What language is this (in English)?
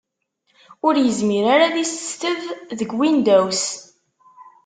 Kabyle